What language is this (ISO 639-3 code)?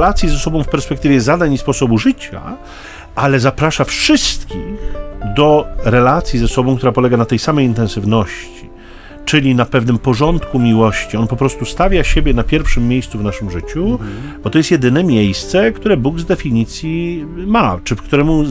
pol